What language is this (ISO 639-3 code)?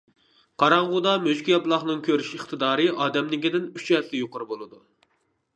uig